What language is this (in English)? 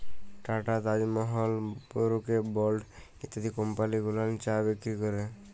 Bangla